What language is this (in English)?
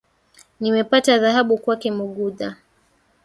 Swahili